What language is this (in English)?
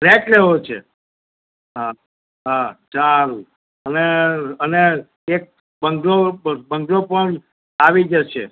Gujarati